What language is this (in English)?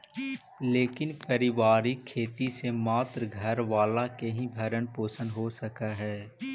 Magahi